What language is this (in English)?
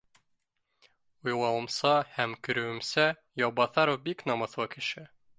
Bashkir